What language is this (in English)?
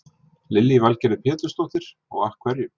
Icelandic